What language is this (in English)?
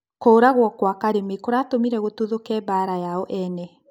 Kikuyu